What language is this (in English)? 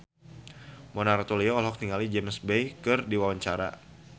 Sundanese